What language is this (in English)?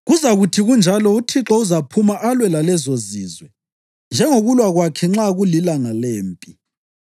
North Ndebele